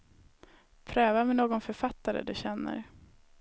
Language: Swedish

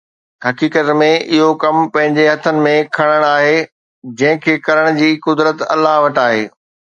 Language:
Sindhi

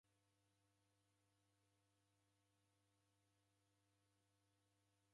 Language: Taita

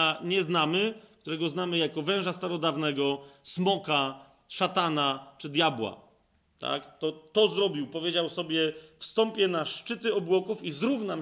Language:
Polish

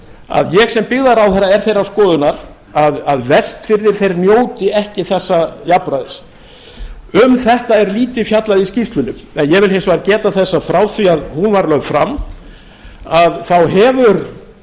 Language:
Icelandic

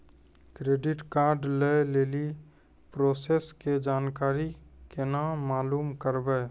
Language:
Maithili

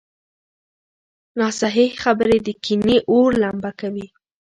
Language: Pashto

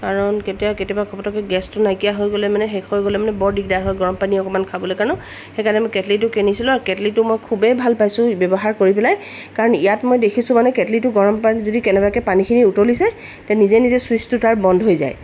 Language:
Assamese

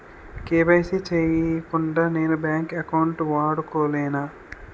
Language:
Telugu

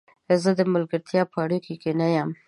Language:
Pashto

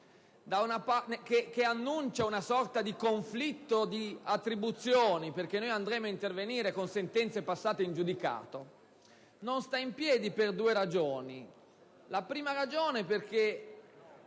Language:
Italian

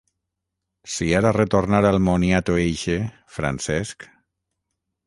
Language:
Catalan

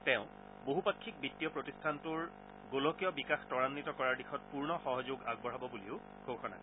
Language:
Assamese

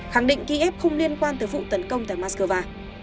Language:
Vietnamese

